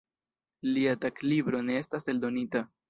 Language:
Esperanto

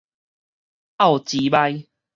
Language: Min Nan Chinese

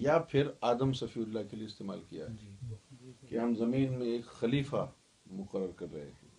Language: Urdu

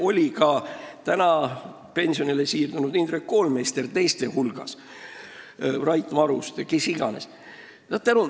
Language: Estonian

